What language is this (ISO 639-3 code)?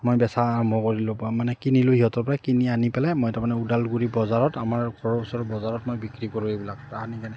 asm